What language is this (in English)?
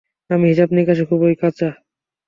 Bangla